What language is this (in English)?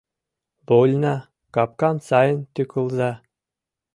Mari